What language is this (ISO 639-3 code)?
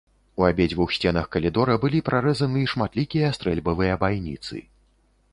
bel